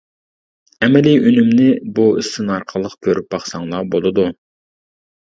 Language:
Uyghur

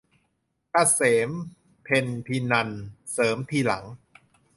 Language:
Thai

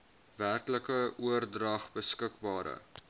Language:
Afrikaans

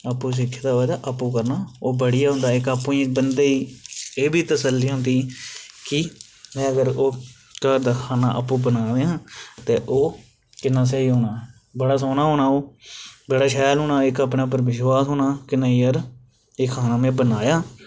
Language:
Dogri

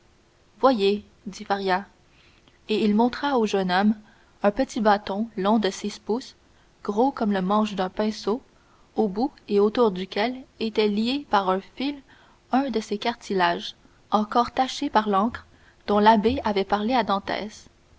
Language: French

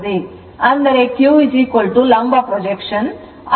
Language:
Kannada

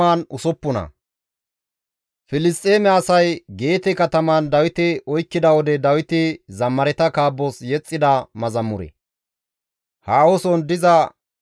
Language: Gamo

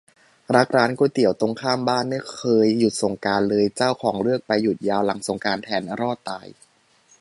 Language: Thai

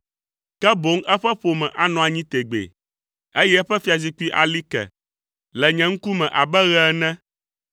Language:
Ewe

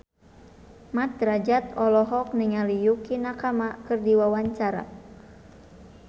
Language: Sundanese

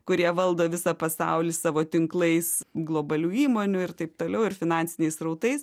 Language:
Lithuanian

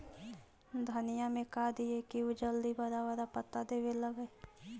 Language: Magahi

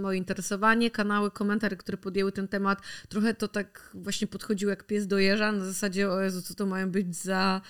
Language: Polish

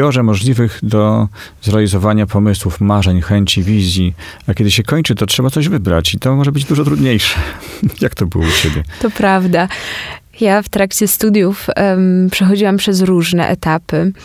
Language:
Polish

